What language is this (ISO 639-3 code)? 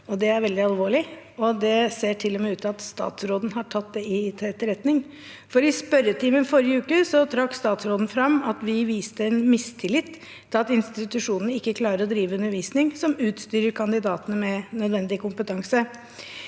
nor